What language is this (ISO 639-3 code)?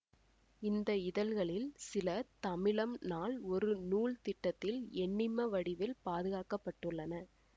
tam